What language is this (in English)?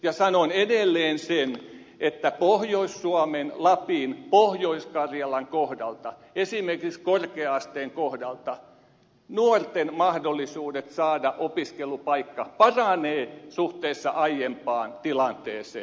Finnish